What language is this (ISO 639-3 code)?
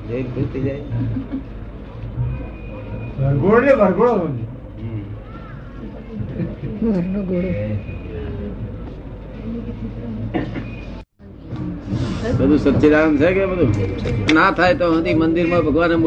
guj